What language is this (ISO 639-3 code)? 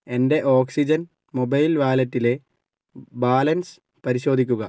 mal